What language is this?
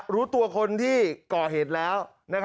Thai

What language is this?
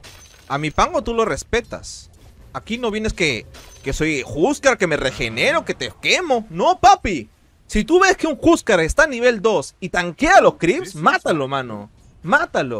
Spanish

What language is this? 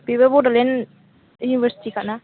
Bodo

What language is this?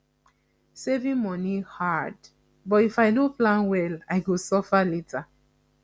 Nigerian Pidgin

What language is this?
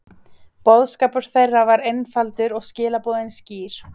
Icelandic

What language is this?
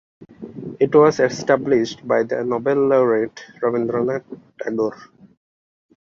English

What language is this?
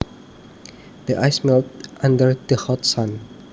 Javanese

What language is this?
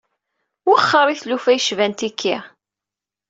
Kabyle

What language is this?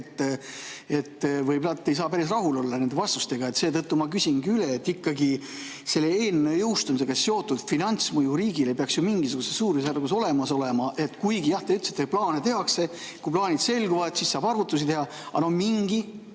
Estonian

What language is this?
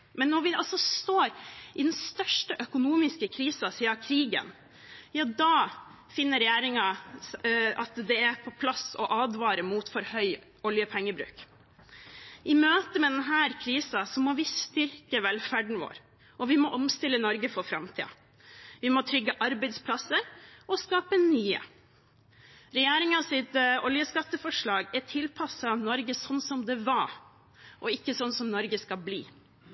Norwegian Bokmål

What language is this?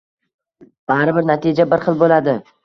Uzbek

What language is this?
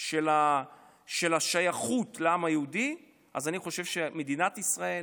Hebrew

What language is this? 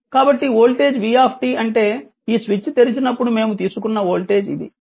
Telugu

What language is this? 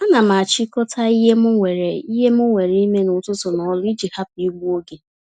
Igbo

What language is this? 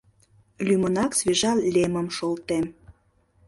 Mari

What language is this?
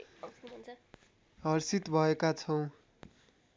Nepali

